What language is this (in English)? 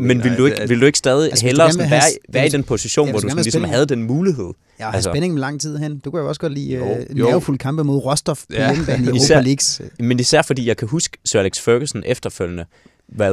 Danish